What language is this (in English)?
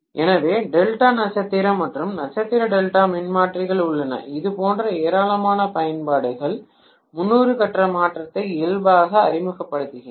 Tamil